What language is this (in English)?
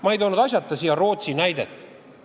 Estonian